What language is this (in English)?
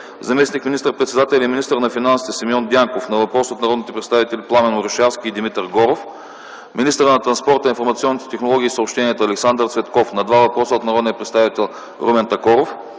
Bulgarian